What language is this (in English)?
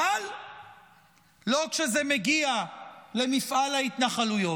Hebrew